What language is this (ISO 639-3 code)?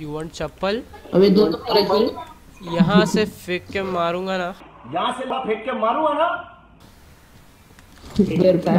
hin